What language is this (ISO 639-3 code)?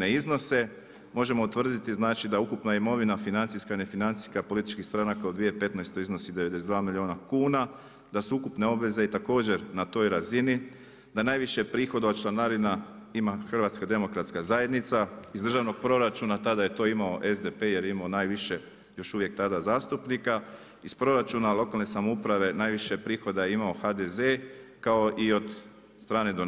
hrv